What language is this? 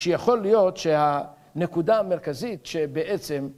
Hebrew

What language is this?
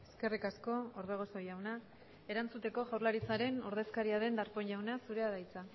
Basque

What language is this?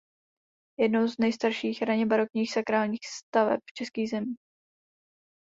Czech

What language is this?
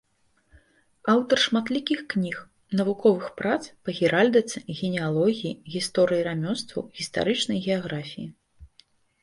Belarusian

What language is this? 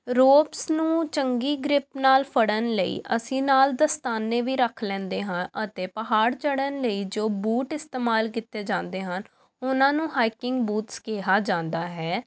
Punjabi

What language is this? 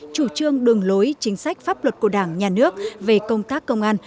Vietnamese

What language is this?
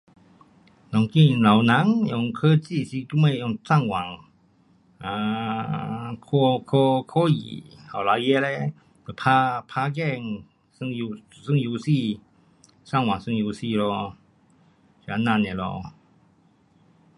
Pu-Xian Chinese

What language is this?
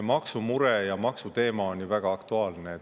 Estonian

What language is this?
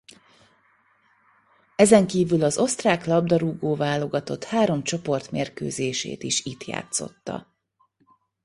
Hungarian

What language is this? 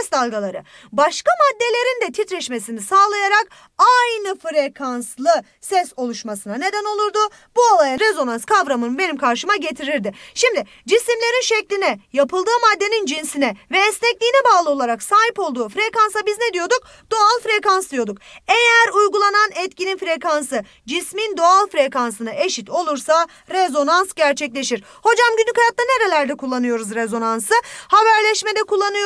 Turkish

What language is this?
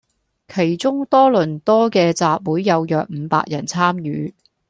Cantonese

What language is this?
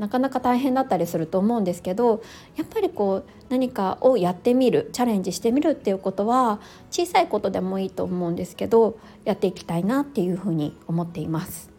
Japanese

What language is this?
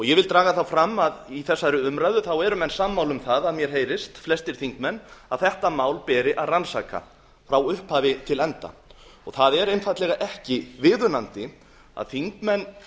Icelandic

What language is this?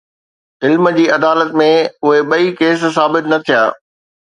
Sindhi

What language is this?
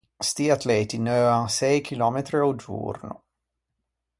Ligurian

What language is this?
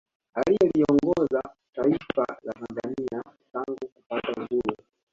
Swahili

